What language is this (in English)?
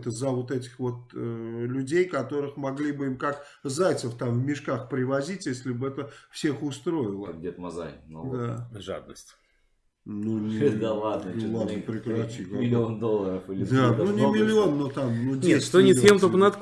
Russian